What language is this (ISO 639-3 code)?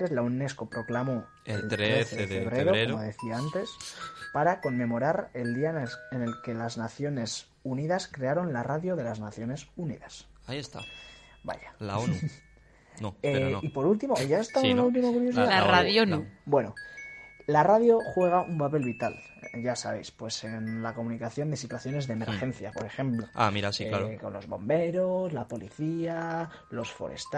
spa